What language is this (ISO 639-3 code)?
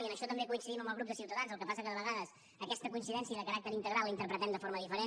cat